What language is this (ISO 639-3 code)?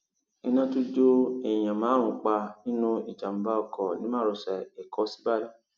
yor